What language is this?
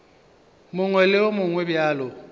Northern Sotho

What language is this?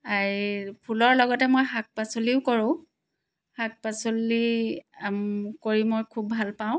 Assamese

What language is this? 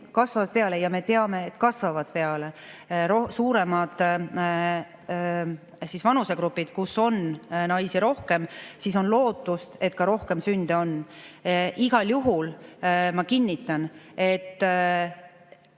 Estonian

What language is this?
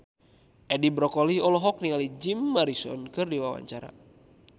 Sundanese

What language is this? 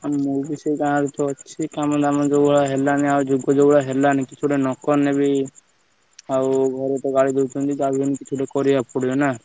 Odia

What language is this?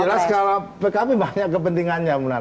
Indonesian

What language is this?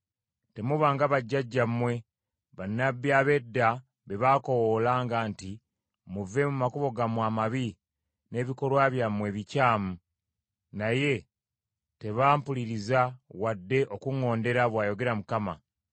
Ganda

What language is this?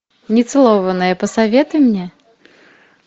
Russian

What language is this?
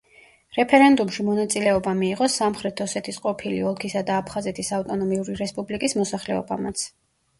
Georgian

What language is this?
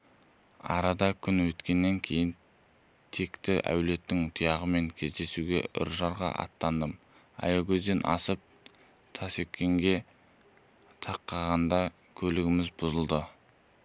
Kazakh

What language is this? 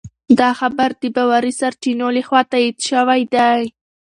Pashto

